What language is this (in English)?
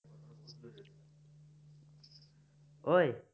Assamese